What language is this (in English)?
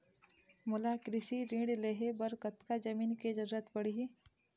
Chhattisgarhi